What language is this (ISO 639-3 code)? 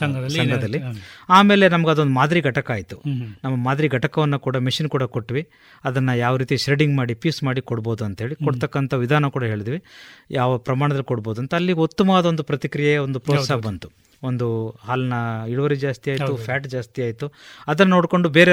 kan